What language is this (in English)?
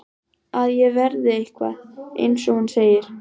Icelandic